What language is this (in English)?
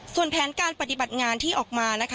Thai